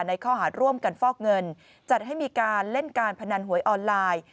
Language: Thai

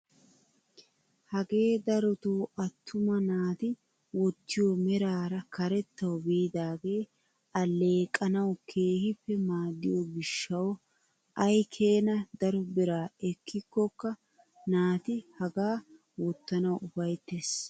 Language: Wolaytta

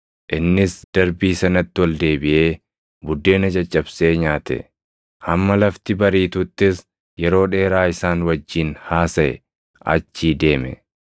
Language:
Oromo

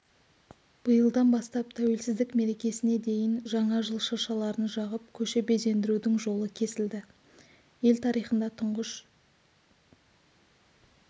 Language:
Kazakh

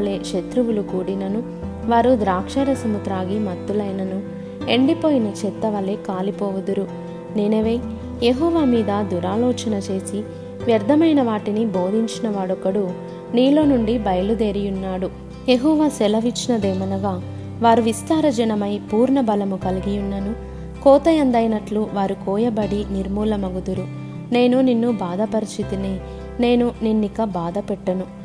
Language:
Telugu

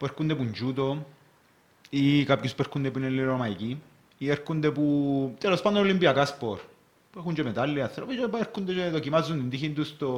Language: Greek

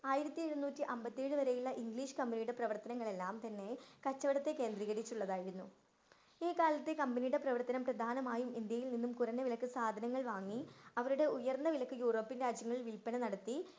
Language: Malayalam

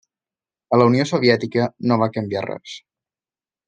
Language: Catalan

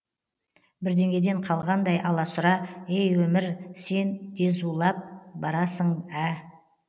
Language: Kazakh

